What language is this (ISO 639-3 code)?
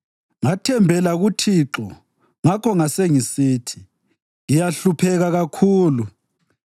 nde